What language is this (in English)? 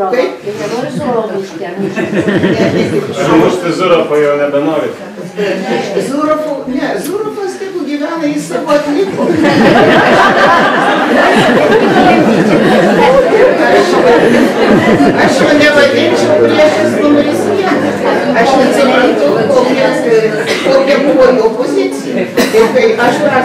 Lithuanian